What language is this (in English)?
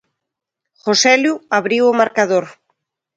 Galician